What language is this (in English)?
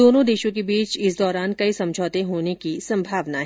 Hindi